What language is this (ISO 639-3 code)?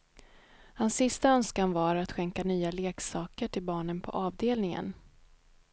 swe